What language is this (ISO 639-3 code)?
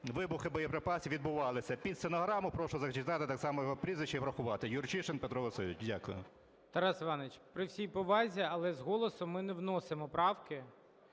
ukr